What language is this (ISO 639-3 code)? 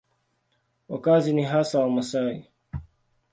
swa